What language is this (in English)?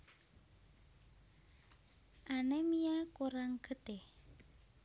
Javanese